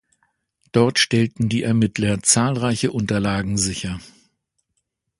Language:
German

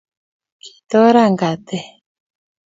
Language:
Kalenjin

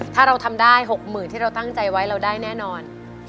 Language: Thai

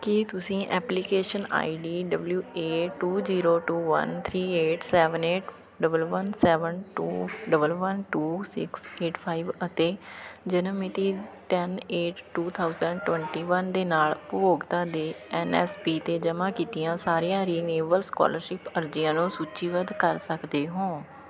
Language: Punjabi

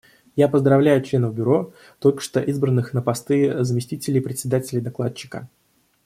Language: Russian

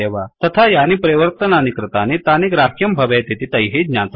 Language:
Sanskrit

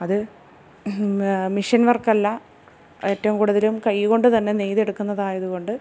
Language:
Malayalam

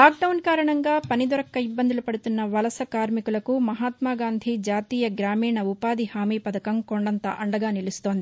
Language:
Telugu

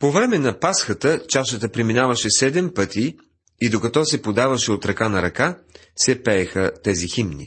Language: Bulgarian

